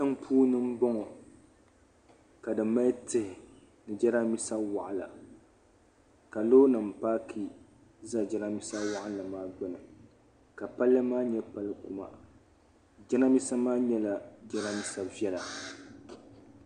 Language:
Dagbani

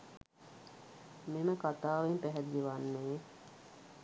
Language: Sinhala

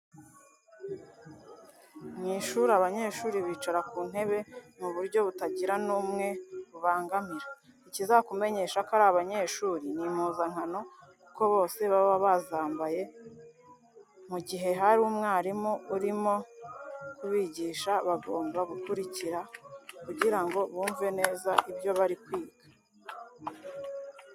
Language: Kinyarwanda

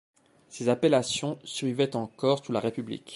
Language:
French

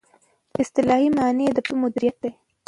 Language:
Pashto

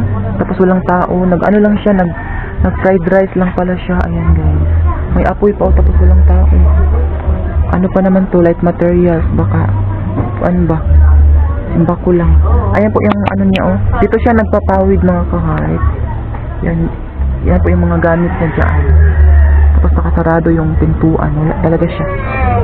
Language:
Filipino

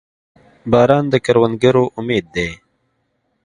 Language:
Pashto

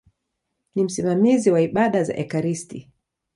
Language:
Swahili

